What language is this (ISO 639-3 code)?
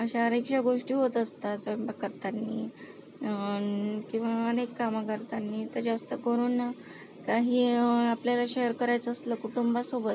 mar